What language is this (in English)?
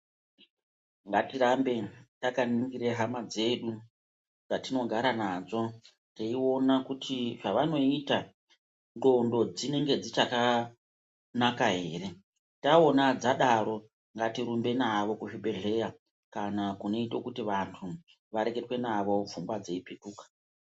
Ndau